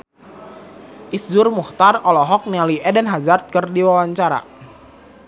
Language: Sundanese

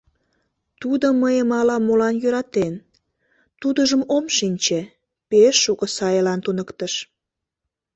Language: Mari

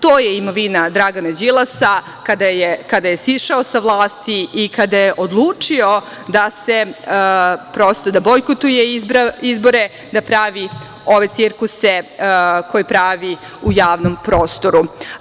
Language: Serbian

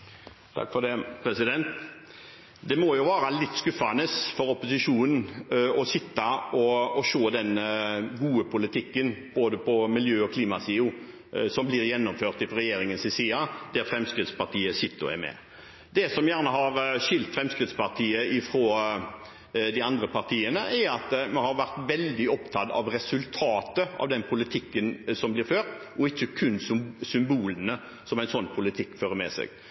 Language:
Norwegian Bokmål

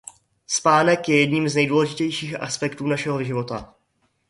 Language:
Czech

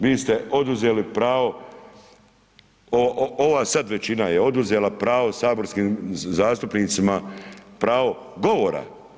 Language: Croatian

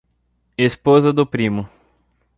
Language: Portuguese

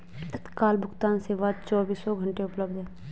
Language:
Hindi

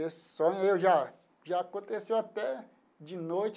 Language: Portuguese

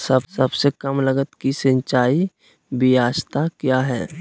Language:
Magahi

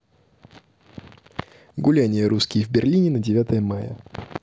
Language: Russian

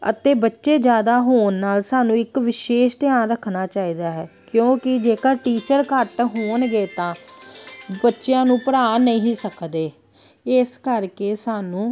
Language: Punjabi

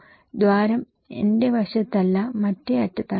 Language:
Malayalam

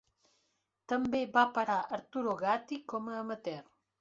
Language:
Catalan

